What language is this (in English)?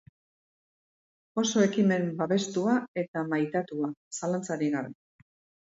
Basque